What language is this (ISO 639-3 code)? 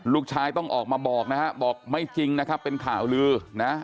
tha